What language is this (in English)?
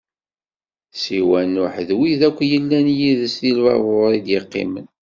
Kabyle